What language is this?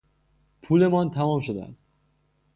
Persian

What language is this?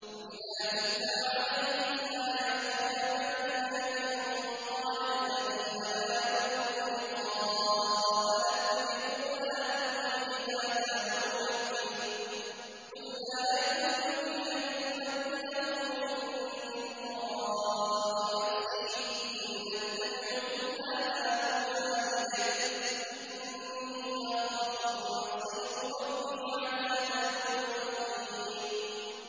Arabic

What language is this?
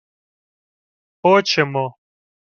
Ukrainian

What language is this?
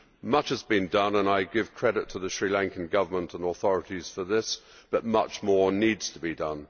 English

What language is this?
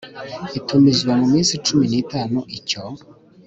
Kinyarwanda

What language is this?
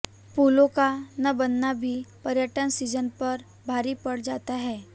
Hindi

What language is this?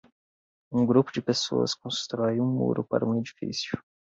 Portuguese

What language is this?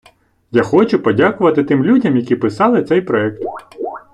Ukrainian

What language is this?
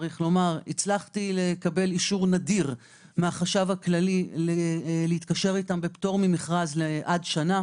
Hebrew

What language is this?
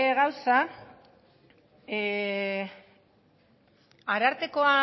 Basque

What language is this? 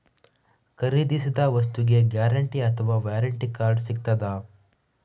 Kannada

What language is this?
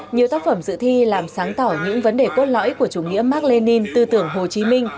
Vietnamese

